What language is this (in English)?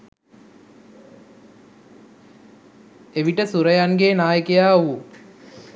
Sinhala